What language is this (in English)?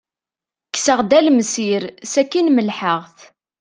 Kabyle